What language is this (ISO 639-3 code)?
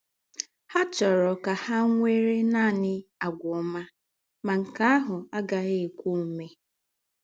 ibo